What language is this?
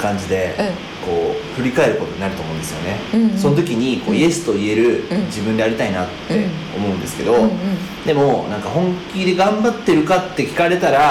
Japanese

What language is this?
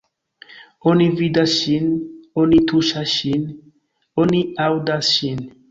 Esperanto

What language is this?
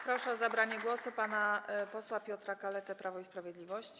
Polish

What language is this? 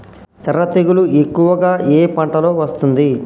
Telugu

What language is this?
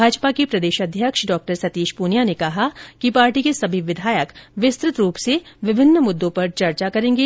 Hindi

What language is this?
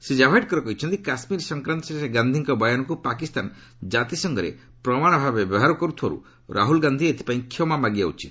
Odia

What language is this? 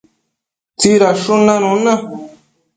Matsés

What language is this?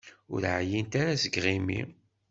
Kabyle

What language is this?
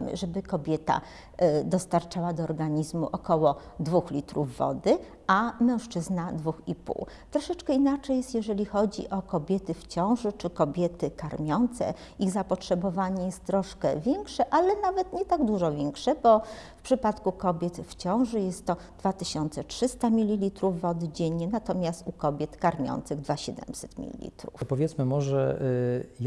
Polish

